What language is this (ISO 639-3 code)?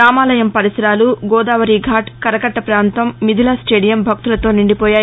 tel